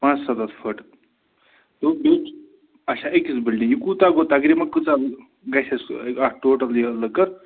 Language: Kashmiri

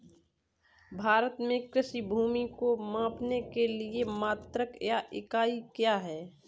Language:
Hindi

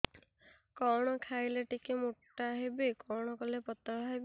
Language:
Odia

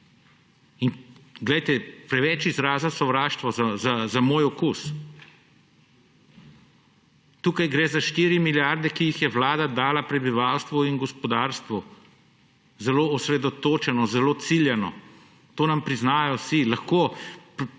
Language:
Slovenian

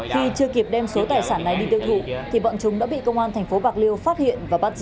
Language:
Vietnamese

